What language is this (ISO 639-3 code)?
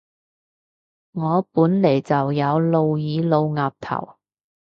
yue